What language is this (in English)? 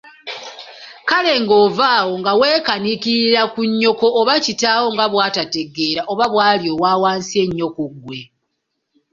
Ganda